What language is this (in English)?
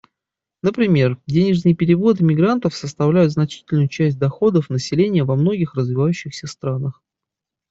Russian